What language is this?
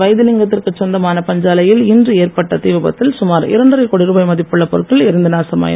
Tamil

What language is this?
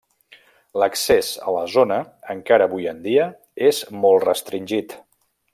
Catalan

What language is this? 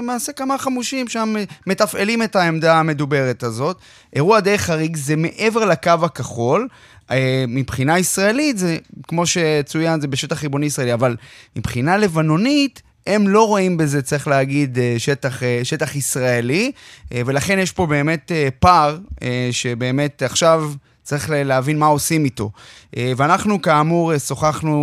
Hebrew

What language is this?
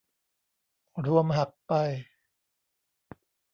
Thai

